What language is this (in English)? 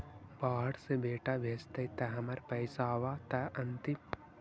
Magahi